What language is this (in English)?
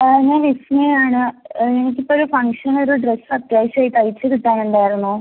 Malayalam